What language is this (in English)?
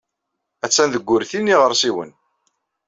Kabyle